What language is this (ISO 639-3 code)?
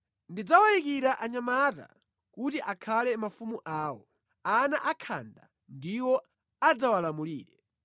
nya